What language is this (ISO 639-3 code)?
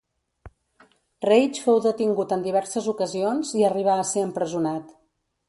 cat